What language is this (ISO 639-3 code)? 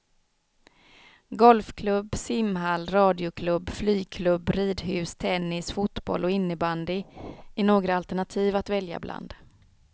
swe